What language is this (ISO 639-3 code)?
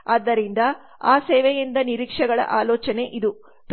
kan